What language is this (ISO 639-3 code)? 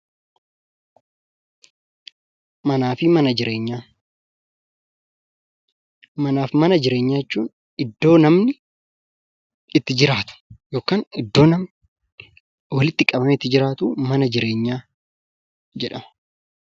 orm